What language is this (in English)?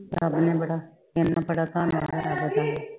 Punjabi